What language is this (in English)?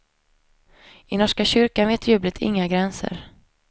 Swedish